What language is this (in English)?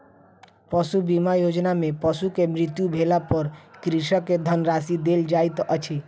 Maithili